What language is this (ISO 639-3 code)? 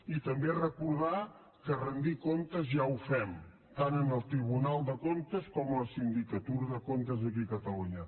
cat